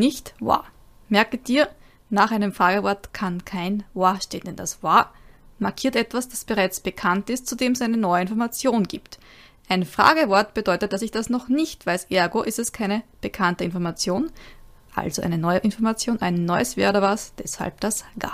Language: German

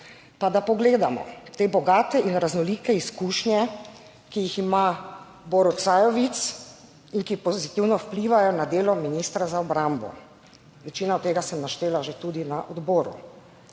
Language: Slovenian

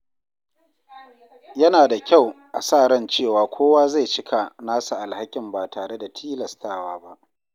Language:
Hausa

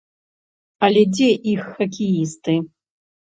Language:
Belarusian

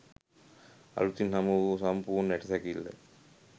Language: Sinhala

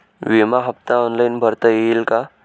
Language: Marathi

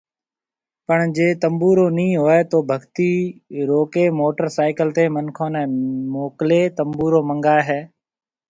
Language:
Marwari (Pakistan)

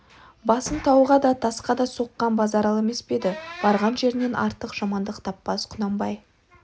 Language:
Kazakh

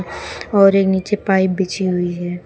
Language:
Hindi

